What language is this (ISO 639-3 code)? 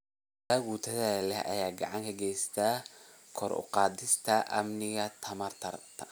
som